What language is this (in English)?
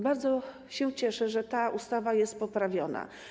Polish